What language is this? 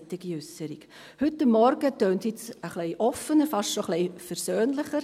Swiss German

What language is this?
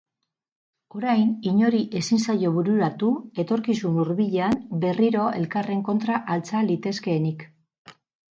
Basque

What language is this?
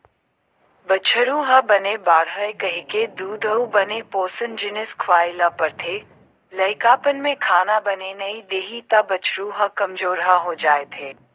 Chhattisgarhi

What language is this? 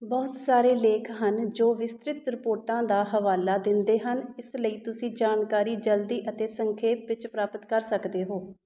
Punjabi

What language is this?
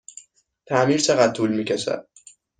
Persian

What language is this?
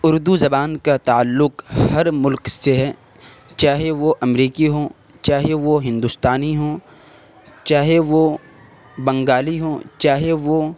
Urdu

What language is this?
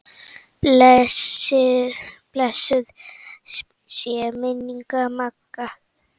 Icelandic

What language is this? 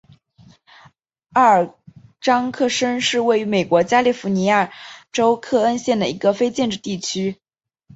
Chinese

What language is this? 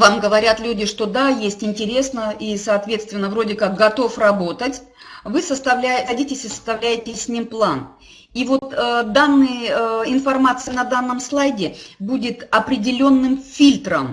Russian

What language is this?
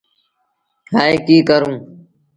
Sindhi Bhil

